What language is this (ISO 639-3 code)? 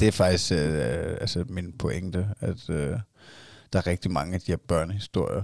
dan